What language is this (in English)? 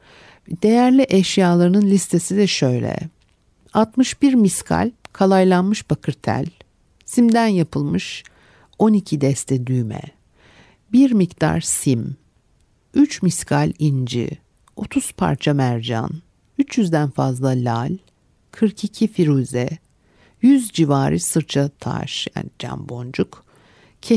Turkish